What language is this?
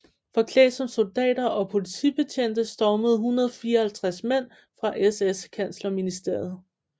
Danish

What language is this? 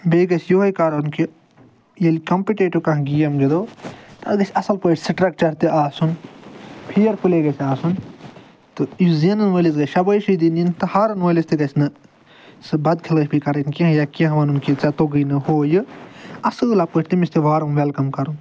Kashmiri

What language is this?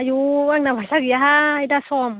Bodo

